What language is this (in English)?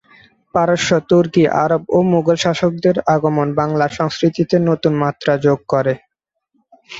Bangla